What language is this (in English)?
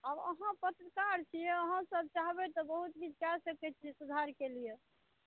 Maithili